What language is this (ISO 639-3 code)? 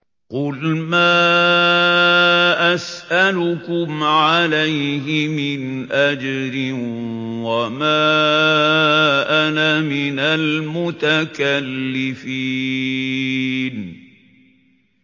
ara